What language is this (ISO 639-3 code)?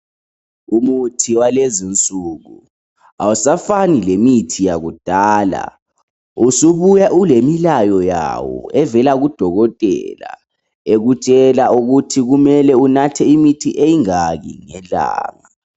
nde